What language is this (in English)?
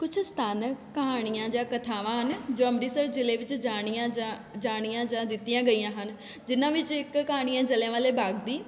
Punjabi